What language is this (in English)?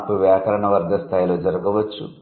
Telugu